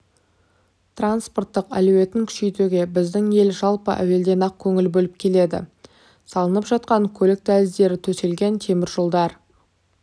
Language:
Kazakh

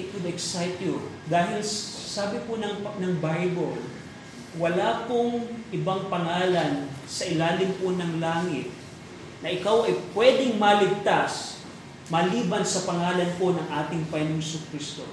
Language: Filipino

